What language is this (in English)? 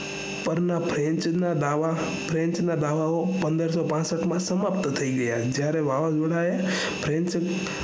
Gujarati